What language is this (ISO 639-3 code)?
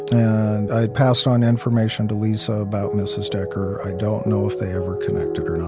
eng